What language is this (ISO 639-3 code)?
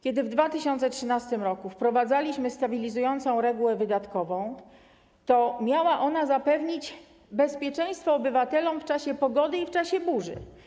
pol